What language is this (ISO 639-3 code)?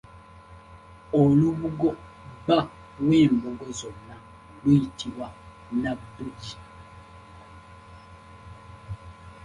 lug